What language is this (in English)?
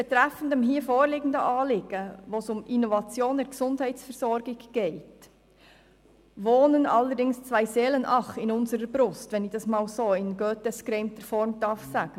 Swiss German